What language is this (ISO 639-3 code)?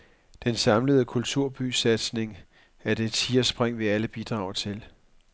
dan